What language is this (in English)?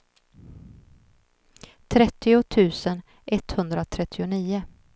Swedish